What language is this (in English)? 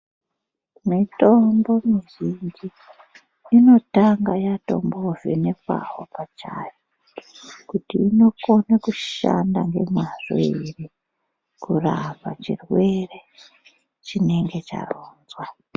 Ndau